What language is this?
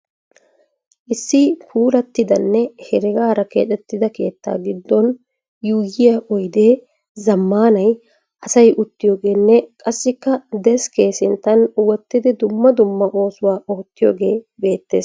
Wolaytta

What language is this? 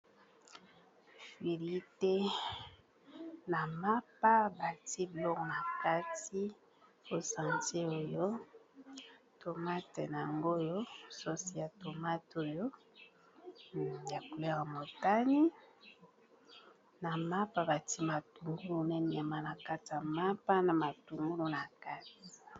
Lingala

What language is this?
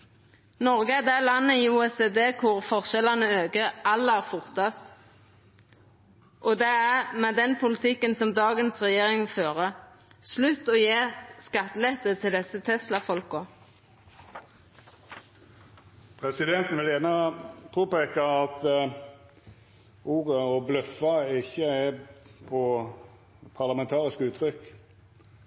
Norwegian Nynorsk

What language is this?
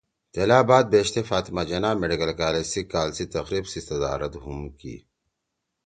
Torwali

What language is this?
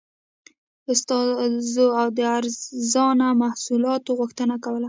Pashto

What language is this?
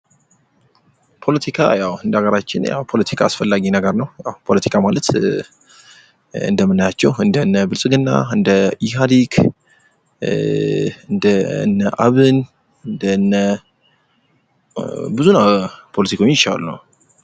Amharic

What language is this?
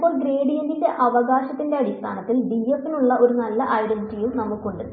Malayalam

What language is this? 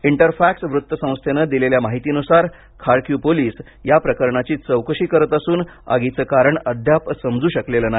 Marathi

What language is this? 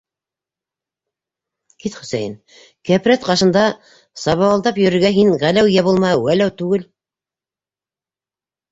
Bashkir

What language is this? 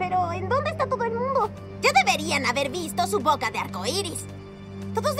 Spanish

